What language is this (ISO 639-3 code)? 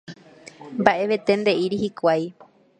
grn